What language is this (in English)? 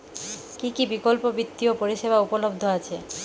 Bangla